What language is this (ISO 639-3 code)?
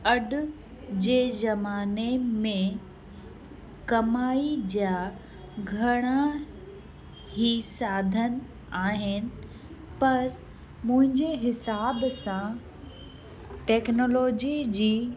snd